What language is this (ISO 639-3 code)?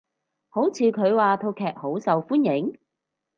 yue